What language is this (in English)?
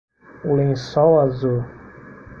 Portuguese